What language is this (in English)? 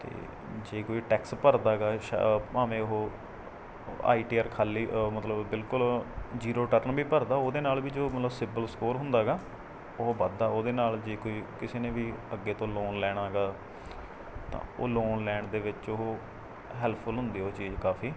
Punjabi